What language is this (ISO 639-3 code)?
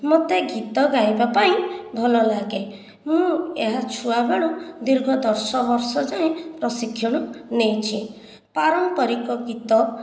ori